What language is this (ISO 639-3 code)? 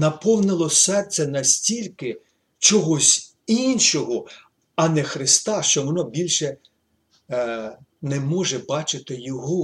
ukr